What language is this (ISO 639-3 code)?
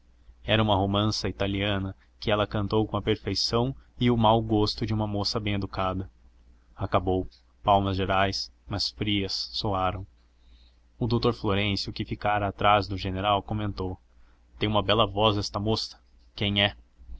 por